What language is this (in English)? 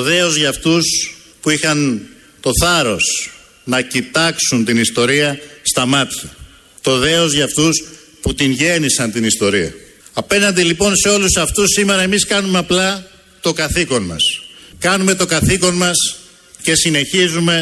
Greek